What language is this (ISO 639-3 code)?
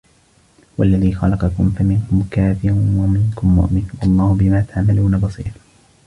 ara